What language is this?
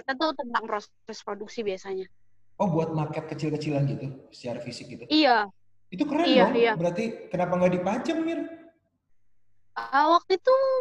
Indonesian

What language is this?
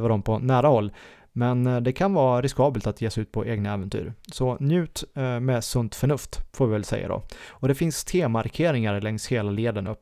Swedish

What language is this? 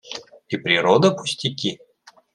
Russian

